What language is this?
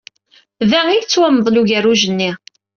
Kabyle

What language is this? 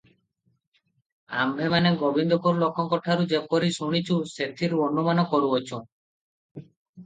Odia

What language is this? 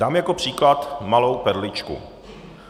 Czech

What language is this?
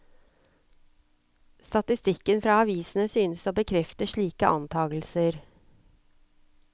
Norwegian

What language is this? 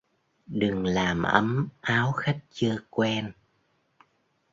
Vietnamese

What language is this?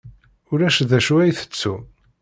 Kabyle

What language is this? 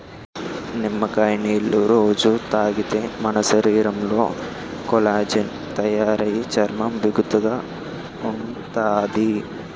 Telugu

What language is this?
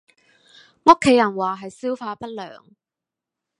Cantonese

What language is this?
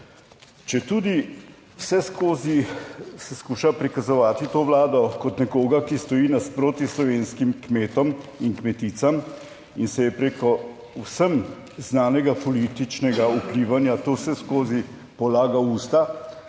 Slovenian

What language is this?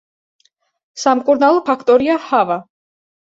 Georgian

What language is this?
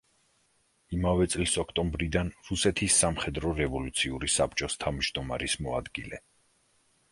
Georgian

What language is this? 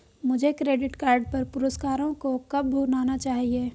Hindi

